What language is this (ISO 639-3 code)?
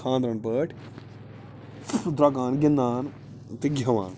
kas